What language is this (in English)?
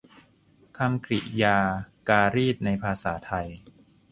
Thai